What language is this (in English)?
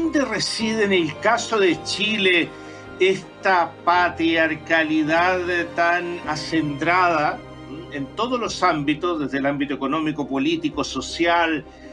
Spanish